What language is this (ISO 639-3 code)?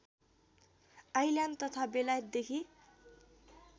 nep